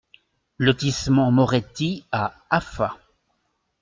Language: French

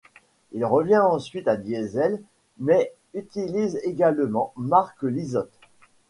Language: French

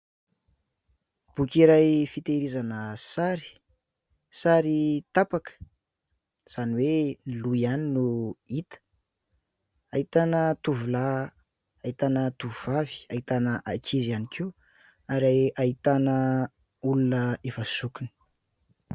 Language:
Malagasy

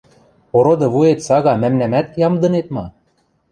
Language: Western Mari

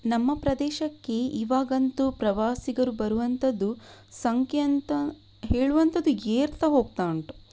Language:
Kannada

